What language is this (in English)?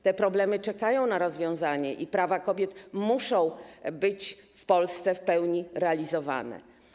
Polish